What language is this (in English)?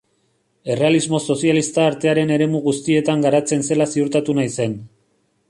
Basque